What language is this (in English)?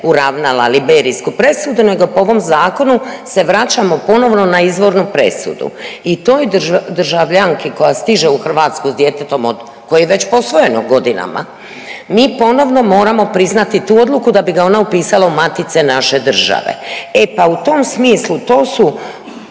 Croatian